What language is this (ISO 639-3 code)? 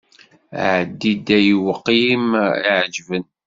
kab